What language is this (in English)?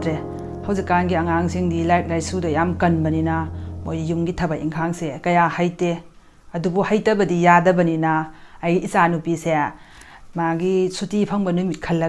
Korean